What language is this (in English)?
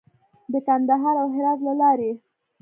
Pashto